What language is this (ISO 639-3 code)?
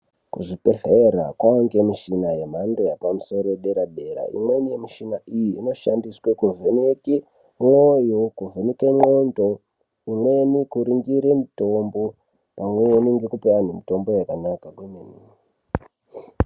ndc